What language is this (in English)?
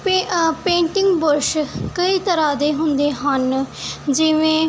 Punjabi